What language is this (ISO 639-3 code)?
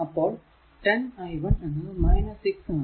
mal